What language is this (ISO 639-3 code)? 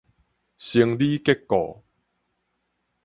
nan